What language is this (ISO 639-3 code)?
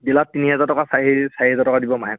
asm